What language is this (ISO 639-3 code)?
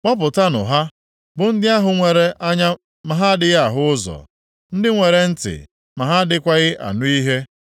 ibo